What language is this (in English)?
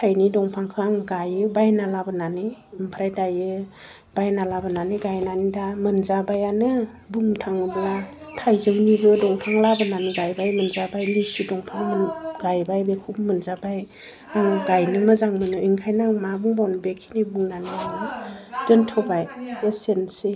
Bodo